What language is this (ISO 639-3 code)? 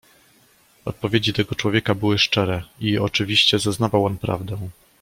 pol